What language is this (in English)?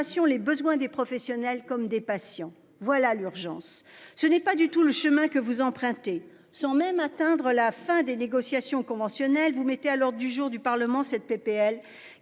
French